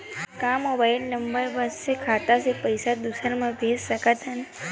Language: Chhattisgarhi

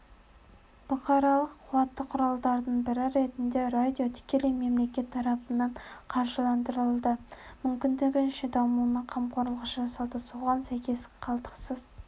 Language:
Kazakh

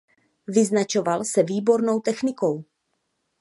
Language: Czech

